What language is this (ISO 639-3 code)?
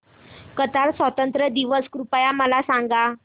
mar